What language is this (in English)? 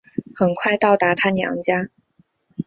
Chinese